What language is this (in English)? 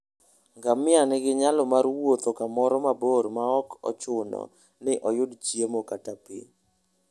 Luo (Kenya and Tanzania)